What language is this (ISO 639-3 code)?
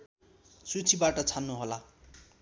nep